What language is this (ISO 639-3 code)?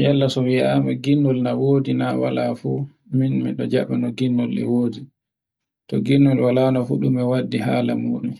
fue